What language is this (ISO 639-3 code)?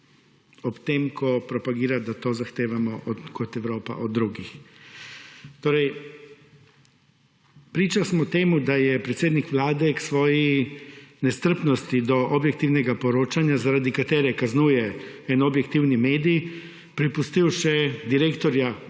slv